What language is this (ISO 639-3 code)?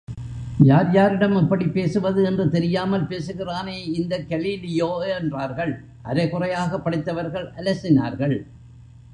tam